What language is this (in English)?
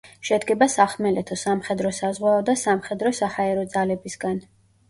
Georgian